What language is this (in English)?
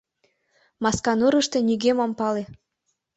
Mari